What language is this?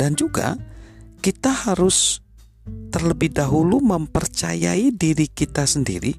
Indonesian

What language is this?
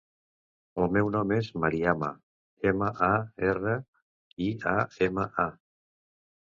Catalan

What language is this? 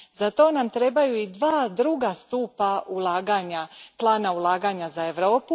Croatian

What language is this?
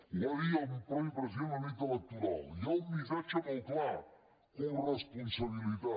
Catalan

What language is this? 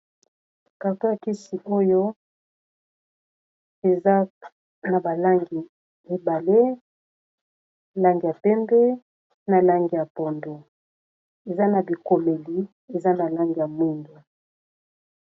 Lingala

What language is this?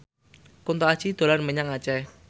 Javanese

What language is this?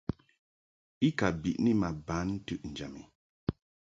Mungaka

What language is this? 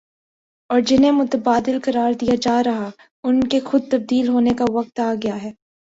Urdu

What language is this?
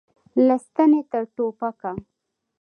Pashto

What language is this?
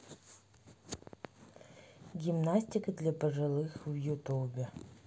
Russian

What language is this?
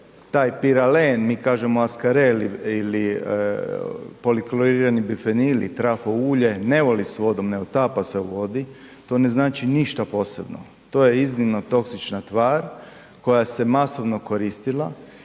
Croatian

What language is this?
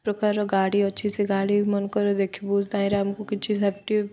Odia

